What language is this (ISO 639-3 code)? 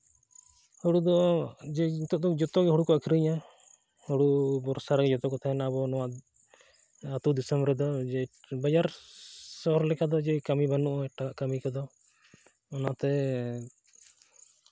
sat